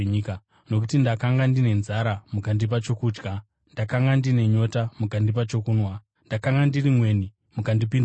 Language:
Shona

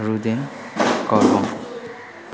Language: Nepali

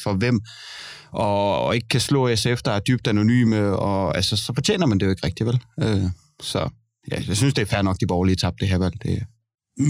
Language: Danish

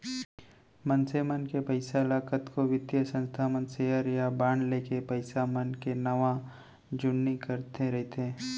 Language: Chhattisgarhi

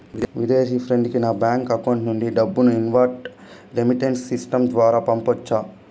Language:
Telugu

